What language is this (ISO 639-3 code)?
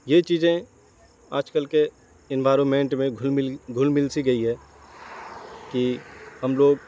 urd